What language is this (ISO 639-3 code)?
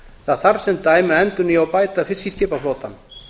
isl